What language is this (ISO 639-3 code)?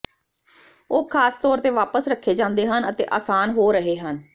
pan